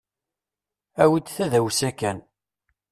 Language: Kabyle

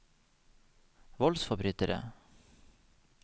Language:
Norwegian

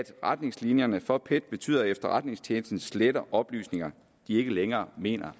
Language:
Danish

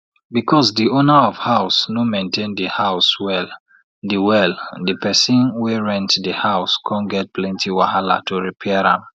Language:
Nigerian Pidgin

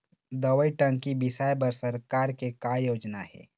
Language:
Chhattisgarhi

